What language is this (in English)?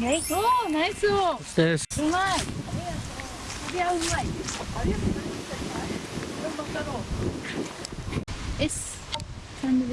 Japanese